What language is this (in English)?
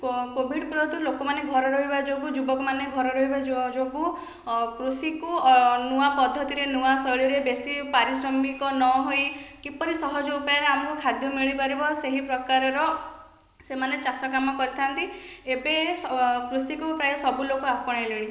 Odia